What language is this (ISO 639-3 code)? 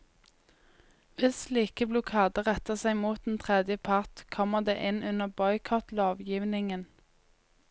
nor